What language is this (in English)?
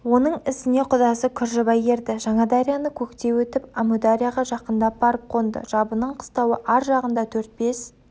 Kazakh